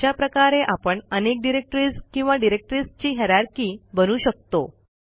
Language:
Marathi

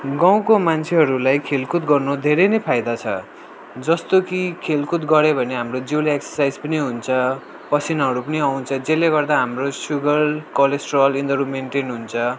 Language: Nepali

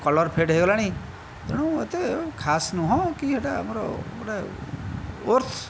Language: Odia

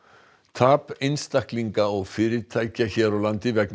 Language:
Icelandic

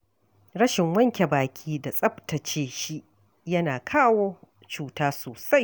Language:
Hausa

